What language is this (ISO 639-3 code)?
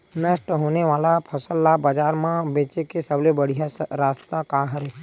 hne